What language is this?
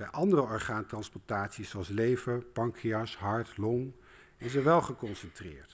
Dutch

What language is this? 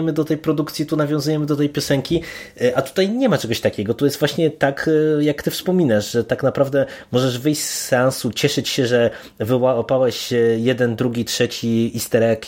Polish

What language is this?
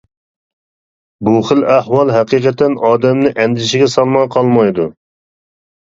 Uyghur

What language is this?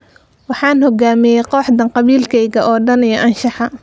Somali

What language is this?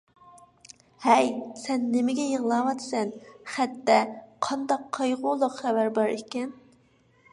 Uyghur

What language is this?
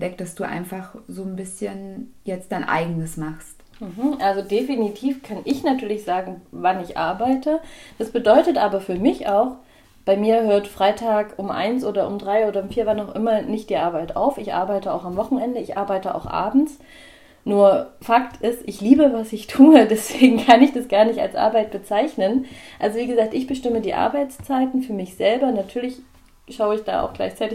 German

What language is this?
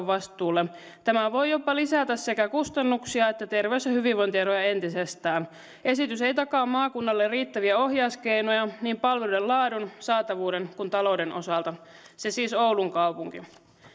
Finnish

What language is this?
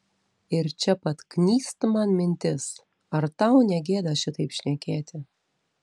Lithuanian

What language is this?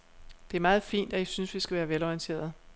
Danish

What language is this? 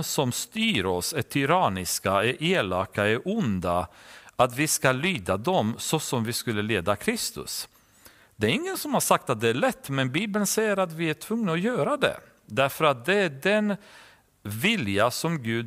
Swedish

